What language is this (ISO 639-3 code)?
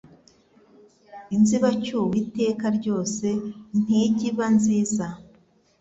kin